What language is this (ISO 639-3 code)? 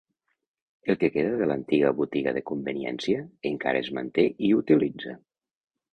cat